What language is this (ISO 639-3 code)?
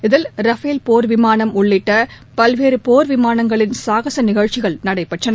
tam